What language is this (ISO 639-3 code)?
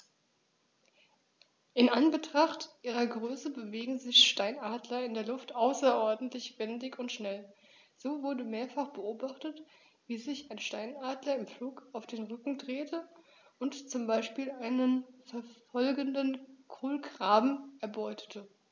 deu